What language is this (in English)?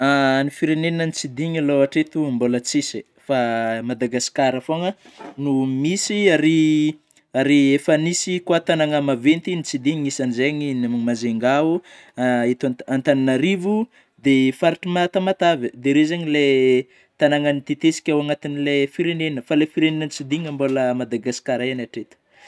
Northern Betsimisaraka Malagasy